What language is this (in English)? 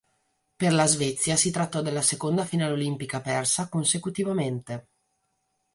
Italian